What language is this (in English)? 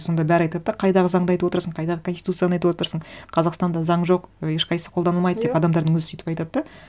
Kazakh